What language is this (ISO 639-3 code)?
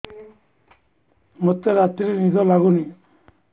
ori